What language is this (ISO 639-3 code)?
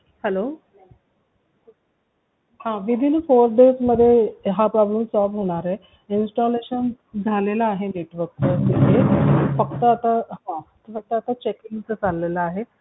mar